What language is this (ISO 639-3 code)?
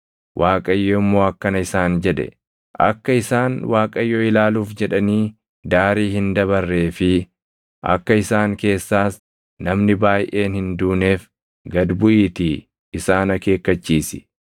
orm